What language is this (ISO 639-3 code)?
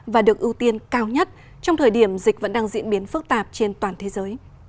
vie